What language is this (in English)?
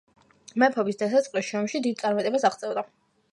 Georgian